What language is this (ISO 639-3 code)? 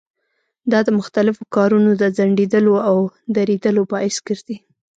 pus